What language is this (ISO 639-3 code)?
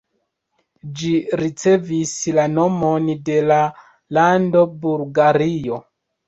epo